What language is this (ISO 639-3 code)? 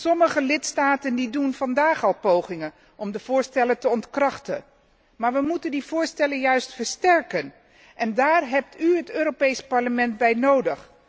nld